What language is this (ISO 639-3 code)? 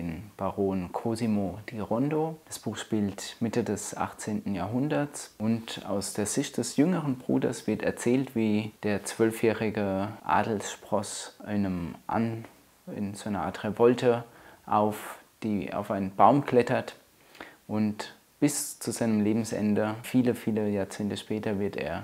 deu